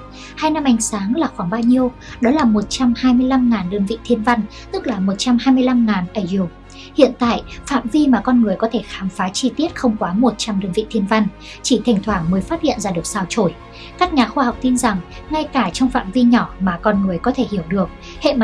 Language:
Vietnamese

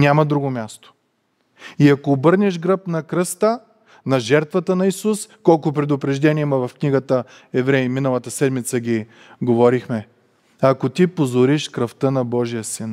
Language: Bulgarian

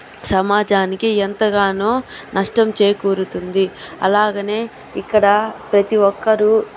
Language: Telugu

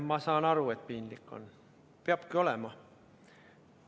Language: Estonian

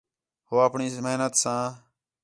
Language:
Khetrani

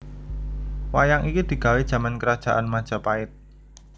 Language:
Javanese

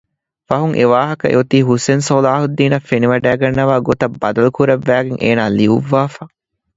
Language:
Divehi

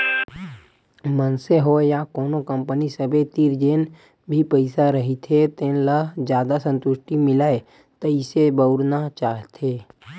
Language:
Chhattisgarhi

